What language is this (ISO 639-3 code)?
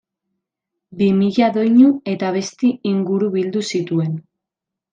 eus